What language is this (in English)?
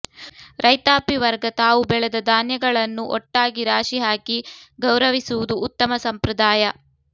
Kannada